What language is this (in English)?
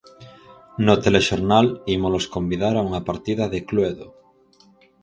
Galician